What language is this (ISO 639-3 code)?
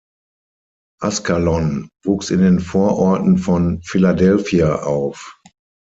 deu